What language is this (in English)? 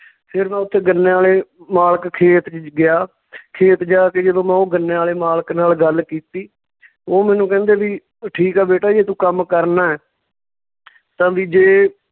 Punjabi